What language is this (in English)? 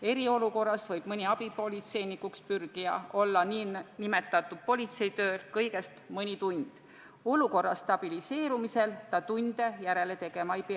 Estonian